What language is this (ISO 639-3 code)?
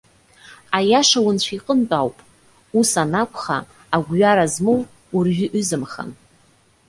abk